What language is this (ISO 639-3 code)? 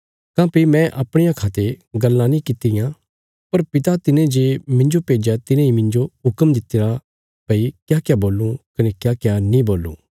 kfs